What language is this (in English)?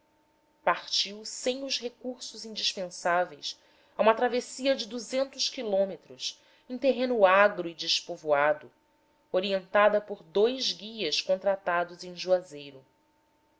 Portuguese